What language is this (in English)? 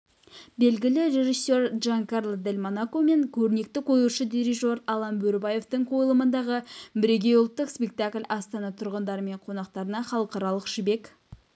Kazakh